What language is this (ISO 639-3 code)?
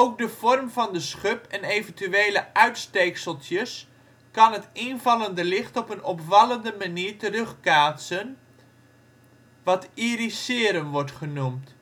nld